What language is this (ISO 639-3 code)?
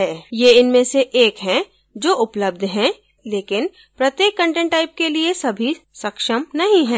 hin